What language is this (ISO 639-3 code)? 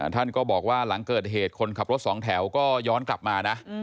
tha